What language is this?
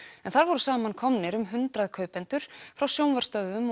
Icelandic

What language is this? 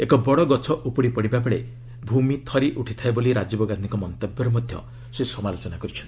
Odia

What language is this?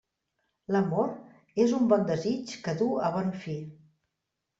Catalan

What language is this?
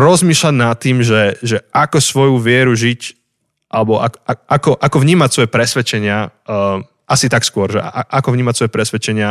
Slovak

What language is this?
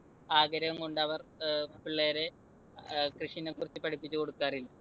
Malayalam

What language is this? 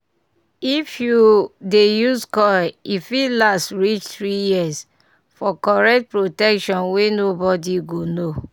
Nigerian Pidgin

